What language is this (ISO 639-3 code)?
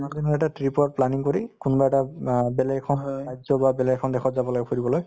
asm